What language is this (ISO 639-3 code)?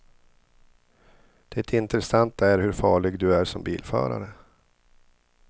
swe